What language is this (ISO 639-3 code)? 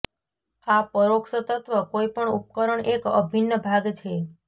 guj